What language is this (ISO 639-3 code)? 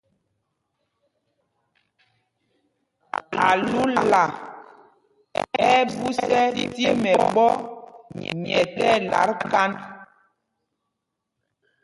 mgg